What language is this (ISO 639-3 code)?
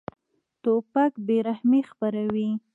pus